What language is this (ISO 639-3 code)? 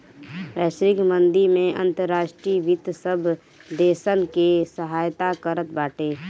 bho